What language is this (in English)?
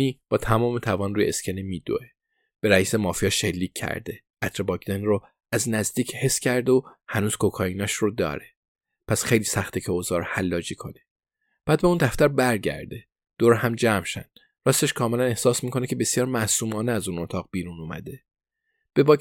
Persian